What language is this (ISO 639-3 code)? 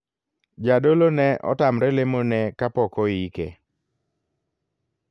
luo